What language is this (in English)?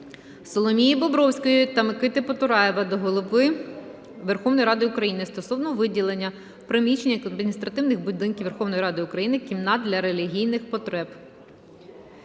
Ukrainian